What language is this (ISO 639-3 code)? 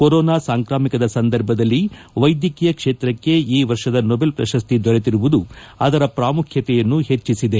kan